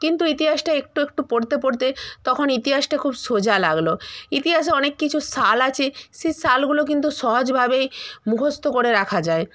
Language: Bangla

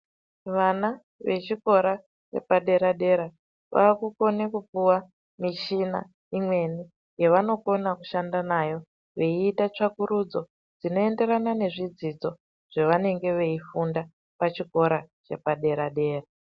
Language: Ndau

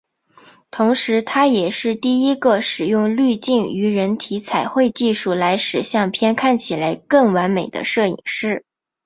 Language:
Chinese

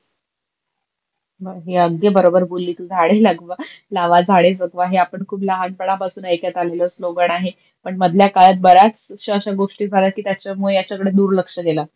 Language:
Marathi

